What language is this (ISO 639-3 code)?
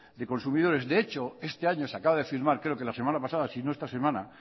spa